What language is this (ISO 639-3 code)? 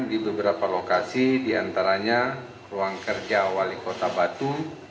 ind